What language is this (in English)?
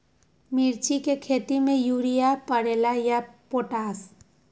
Magahi